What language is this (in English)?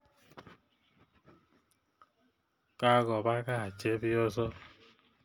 Kalenjin